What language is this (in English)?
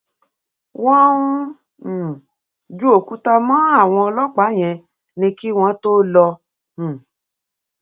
Yoruba